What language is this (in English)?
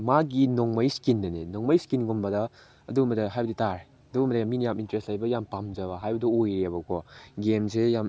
Manipuri